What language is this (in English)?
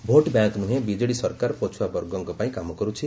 Odia